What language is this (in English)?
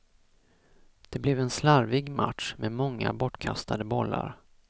Swedish